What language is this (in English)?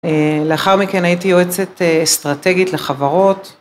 Hebrew